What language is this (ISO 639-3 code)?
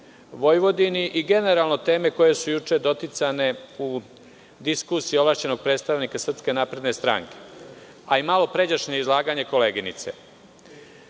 srp